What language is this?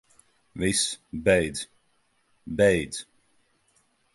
Latvian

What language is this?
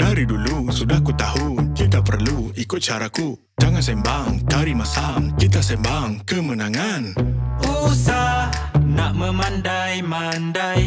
Indonesian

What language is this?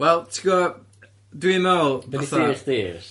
Welsh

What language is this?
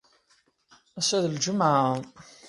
Kabyle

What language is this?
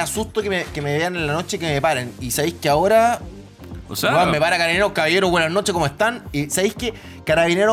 Spanish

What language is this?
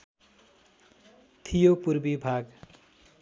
Nepali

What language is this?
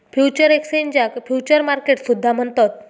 Marathi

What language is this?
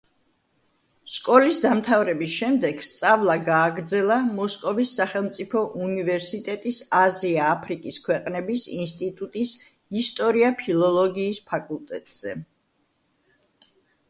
Georgian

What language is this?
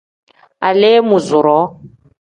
Tem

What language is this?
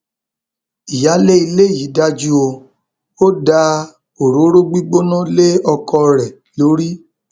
Yoruba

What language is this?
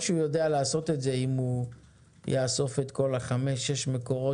Hebrew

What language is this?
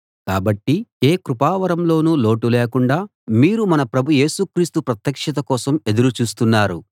Telugu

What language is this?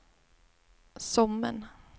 Swedish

